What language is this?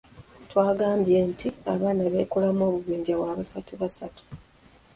Ganda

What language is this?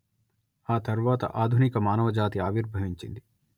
Telugu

